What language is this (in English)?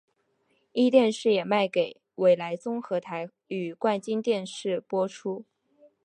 Chinese